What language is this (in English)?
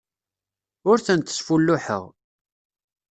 Kabyle